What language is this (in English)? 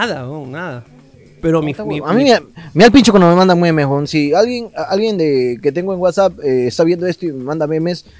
Spanish